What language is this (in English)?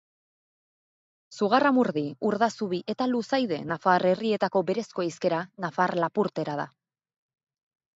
Basque